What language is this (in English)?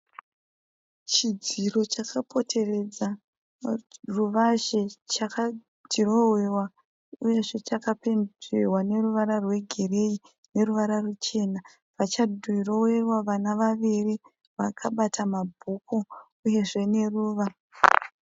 Shona